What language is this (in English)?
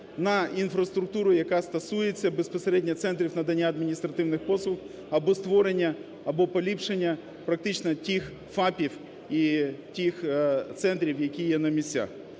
Ukrainian